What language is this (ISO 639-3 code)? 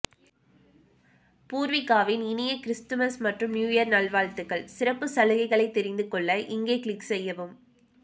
tam